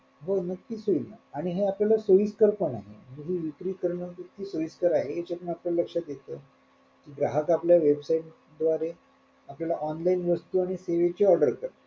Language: Marathi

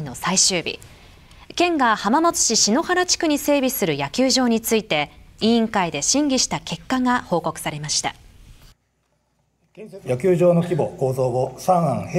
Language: Japanese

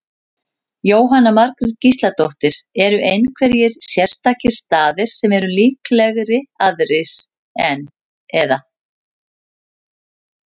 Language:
Icelandic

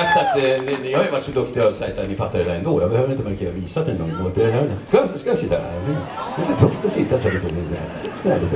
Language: Swedish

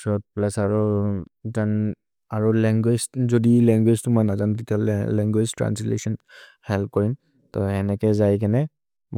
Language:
Maria (India)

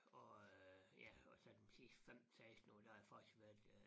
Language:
Danish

